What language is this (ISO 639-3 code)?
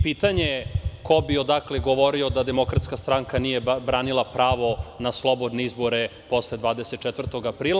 srp